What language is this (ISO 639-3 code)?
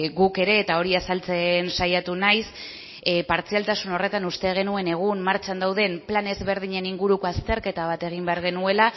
eus